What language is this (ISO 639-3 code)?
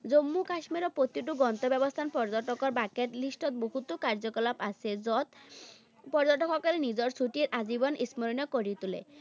asm